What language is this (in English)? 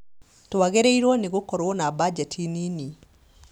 Kikuyu